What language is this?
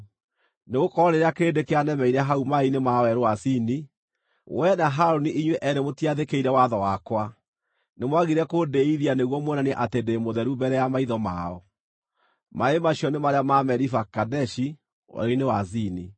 Kikuyu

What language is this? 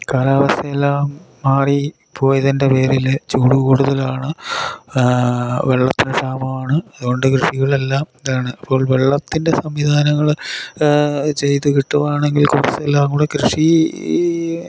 Malayalam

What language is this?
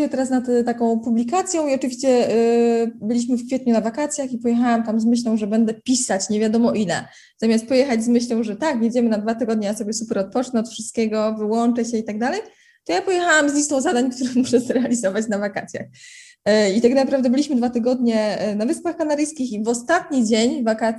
Polish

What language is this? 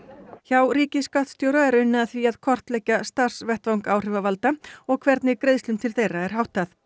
Icelandic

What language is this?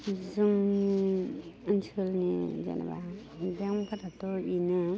Bodo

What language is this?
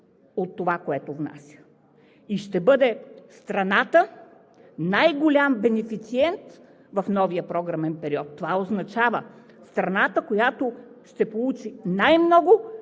Bulgarian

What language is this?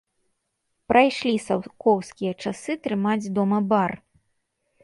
Belarusian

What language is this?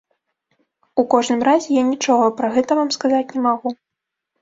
Belarusian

